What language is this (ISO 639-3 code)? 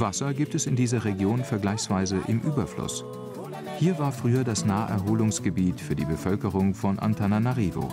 deu